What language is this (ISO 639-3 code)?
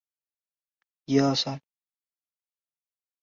zho